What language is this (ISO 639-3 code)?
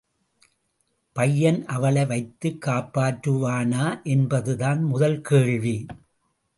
tam